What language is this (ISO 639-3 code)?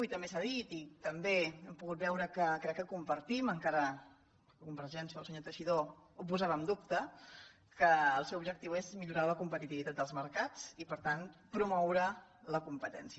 cat